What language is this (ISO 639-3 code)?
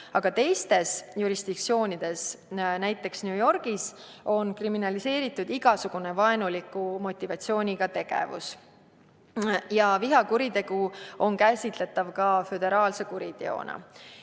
est